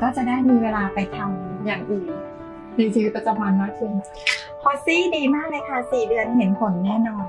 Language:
Thai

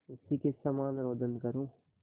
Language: Hindi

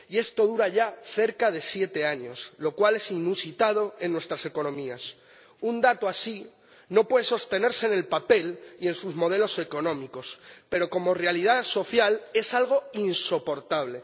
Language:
Spanish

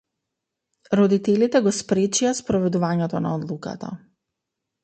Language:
Macedonian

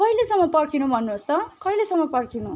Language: Nepali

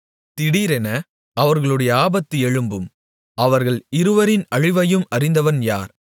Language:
Tamil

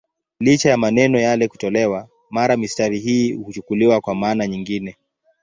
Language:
Swahili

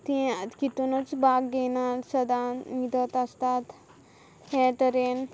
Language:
Konkani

